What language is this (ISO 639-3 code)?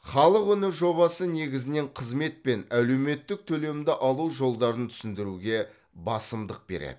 kaz